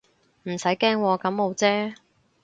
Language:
Cantonese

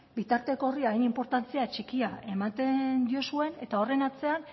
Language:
Basque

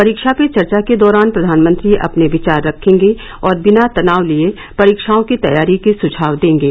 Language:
Hindi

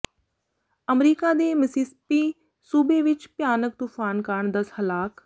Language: Punjabi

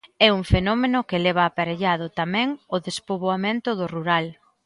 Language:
Galician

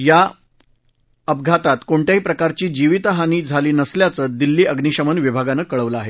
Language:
Marathi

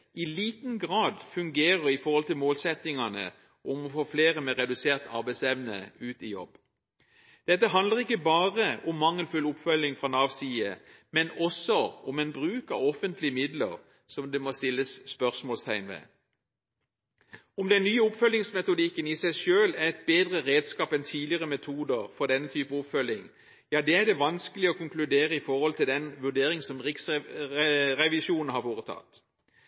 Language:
Norwegian Bokmål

